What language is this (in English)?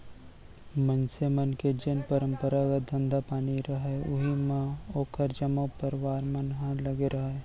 Chhattisgarhi